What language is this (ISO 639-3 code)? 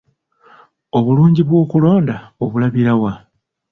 lug